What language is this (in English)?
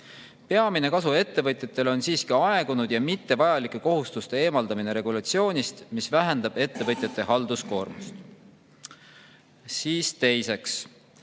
Estonian